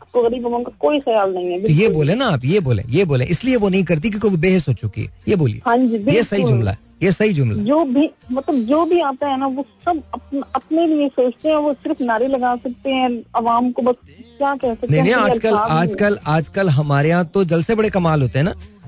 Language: Hindi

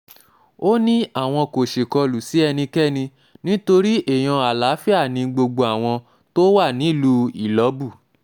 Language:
Yoruba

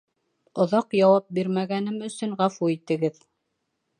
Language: Bashkir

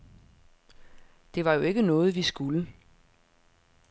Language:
Danish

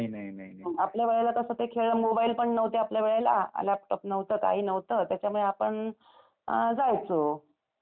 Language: Marathi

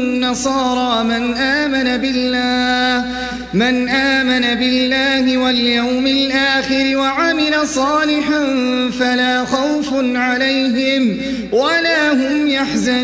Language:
Arabic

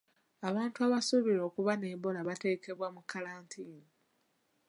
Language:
Ganda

